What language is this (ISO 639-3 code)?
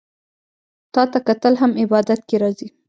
pus